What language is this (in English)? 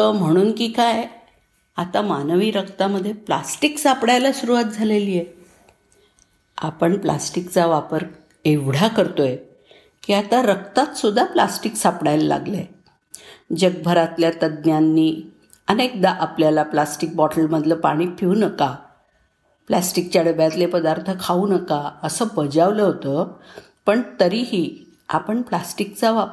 Marathi